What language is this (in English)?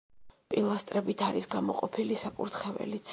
Georgian